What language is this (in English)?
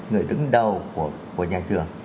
Vietnamese